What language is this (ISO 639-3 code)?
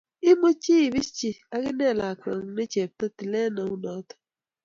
kln